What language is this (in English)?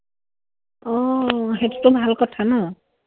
Assamese